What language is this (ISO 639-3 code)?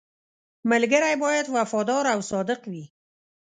pus